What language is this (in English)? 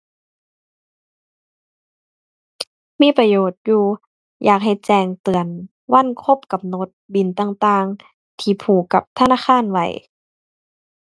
Thai